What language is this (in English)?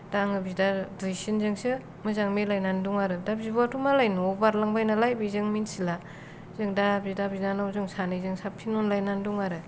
Bodo